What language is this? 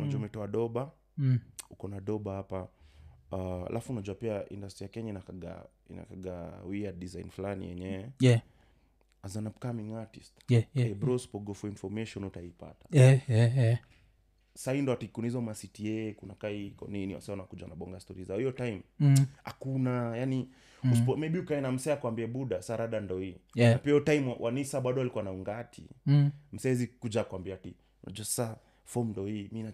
Swahili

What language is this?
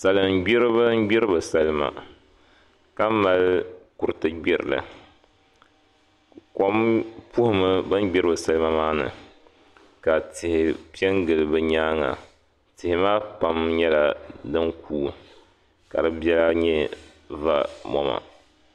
Dagbani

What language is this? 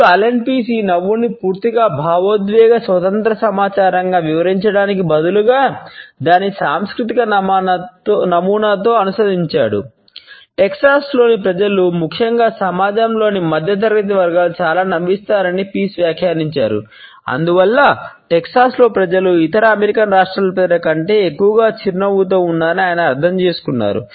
Telugu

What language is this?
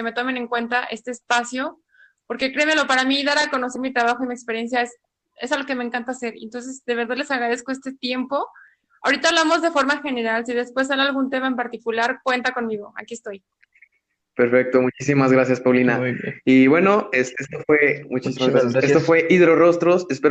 Spanish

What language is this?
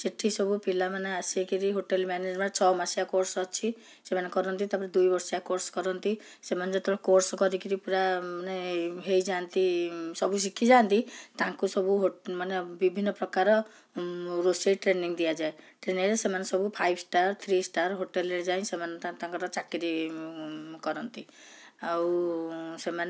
Odia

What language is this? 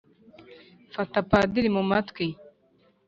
Kinyarwanda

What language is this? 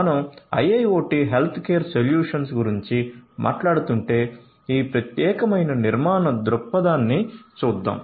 Telugu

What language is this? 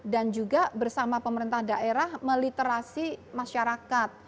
Indonesian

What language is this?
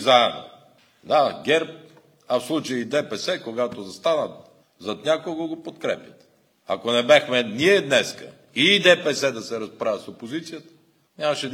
Bulgarian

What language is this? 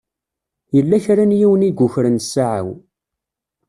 Kabyle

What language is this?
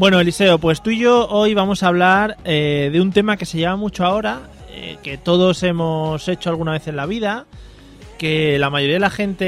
Spanish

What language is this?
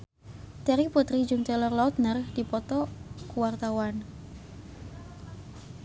Sundanese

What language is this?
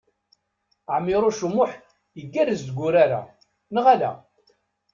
Kabyle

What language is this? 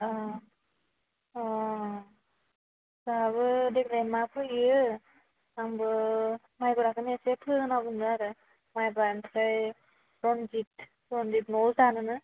Bodo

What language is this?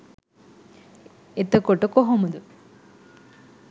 Sinhala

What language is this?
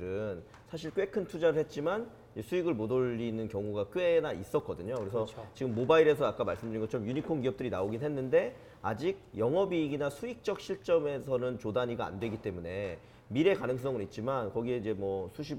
Korean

